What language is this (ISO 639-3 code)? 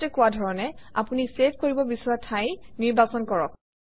asm